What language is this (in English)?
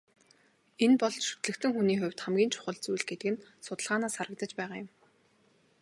Mongolian